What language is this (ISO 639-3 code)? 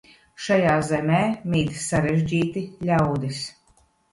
lav